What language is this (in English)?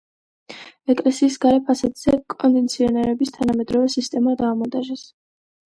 Georgian